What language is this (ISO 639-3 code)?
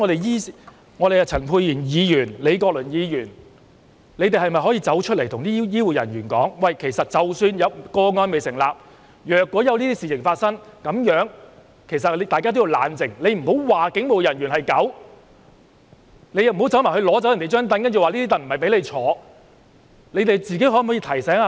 yue